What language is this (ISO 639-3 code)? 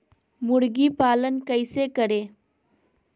mag